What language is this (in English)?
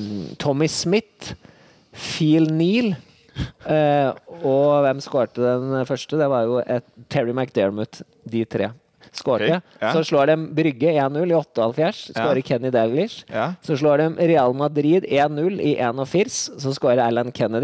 Danish